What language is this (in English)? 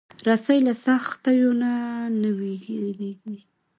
Pashto